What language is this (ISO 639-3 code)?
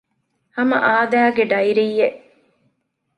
div